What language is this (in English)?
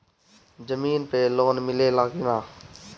Bhojpuri